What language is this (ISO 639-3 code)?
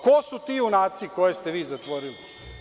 srp